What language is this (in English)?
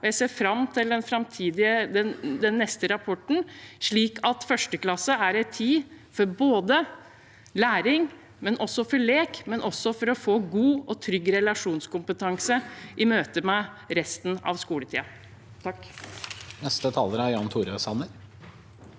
Norwegian